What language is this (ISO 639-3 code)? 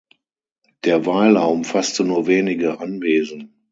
deu